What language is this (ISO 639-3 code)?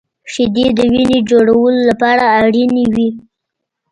pus